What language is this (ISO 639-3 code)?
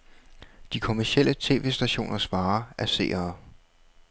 dan